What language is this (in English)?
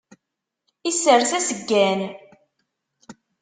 Kabyle